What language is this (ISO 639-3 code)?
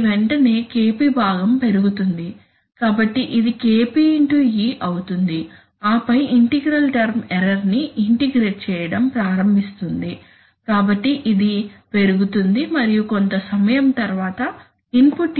tel